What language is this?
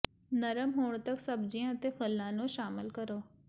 Punjabi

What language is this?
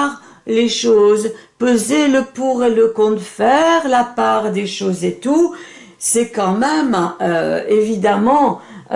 French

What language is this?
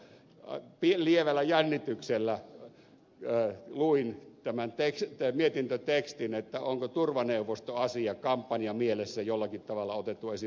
Finnish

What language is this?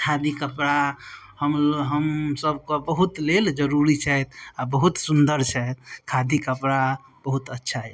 Maithili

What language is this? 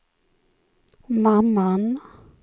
Swedish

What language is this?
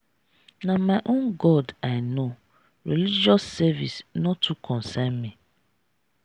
Nigerian Pidgin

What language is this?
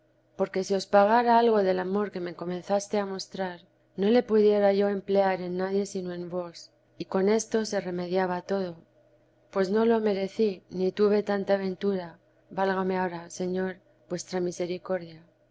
Spanish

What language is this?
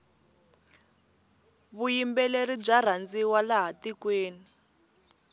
Tsonga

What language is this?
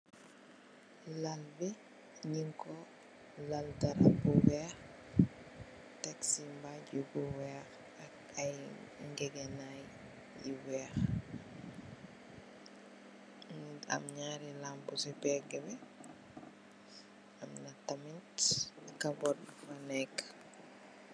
Wolof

